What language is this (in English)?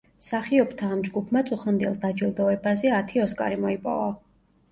Georgian